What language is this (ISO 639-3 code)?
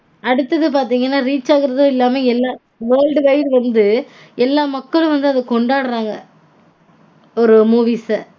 tam